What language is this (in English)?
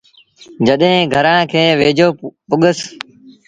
Sindhi Bhil